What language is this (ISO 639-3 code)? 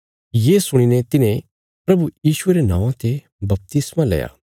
kfs